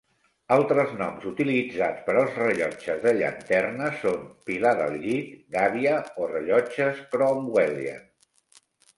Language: Catalan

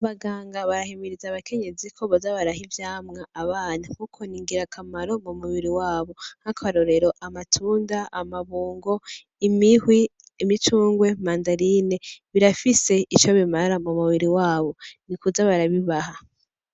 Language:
Rundi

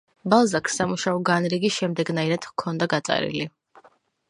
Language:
Georgian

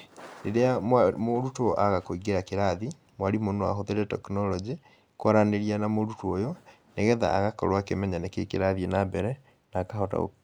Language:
Kikuyu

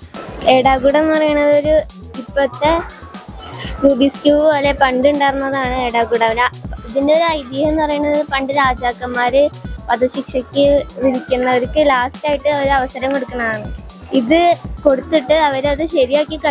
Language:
Arabic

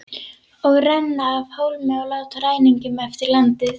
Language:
Icelandic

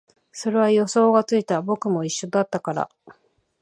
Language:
Japanese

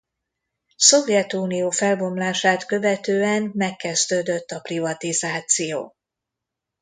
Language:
Hungarian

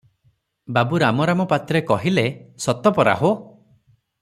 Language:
Odia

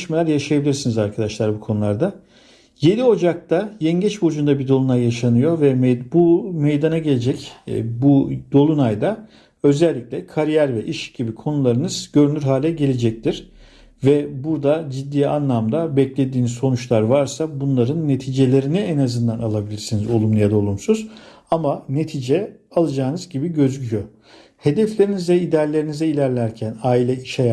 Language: Turkish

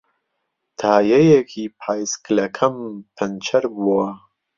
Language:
Central Kurdish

